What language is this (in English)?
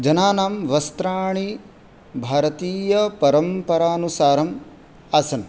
Sanskrit